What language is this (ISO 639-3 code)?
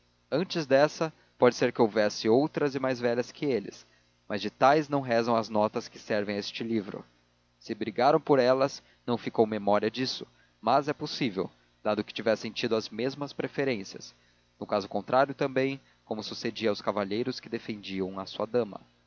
por